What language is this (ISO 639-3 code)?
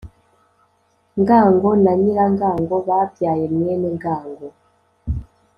kin